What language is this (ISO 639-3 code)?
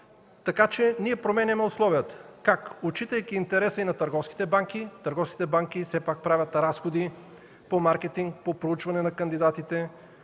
bul